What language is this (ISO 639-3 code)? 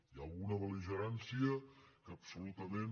cat